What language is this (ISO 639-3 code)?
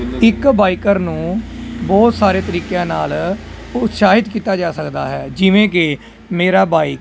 pan